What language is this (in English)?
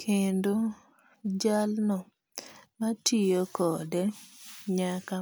Luo (Kenya and Tanzania)